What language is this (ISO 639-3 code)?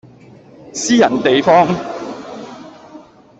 yue